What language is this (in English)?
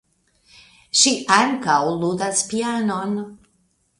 Esperanto